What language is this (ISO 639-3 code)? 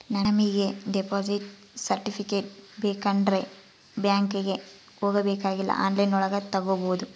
kan